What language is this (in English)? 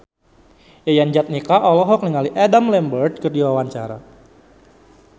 Sundanese